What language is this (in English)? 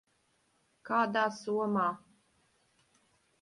Latvian